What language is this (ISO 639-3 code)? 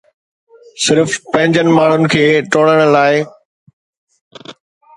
snd